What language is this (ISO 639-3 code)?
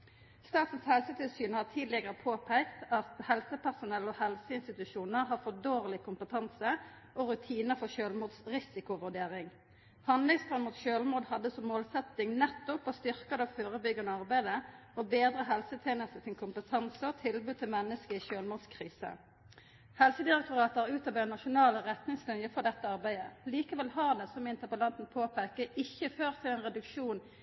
nno